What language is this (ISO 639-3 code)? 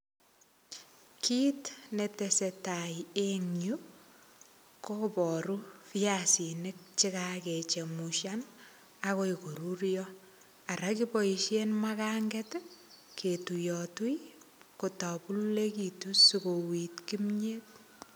kln